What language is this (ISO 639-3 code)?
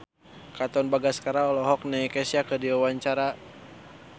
sun